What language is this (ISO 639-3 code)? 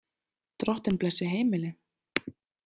isl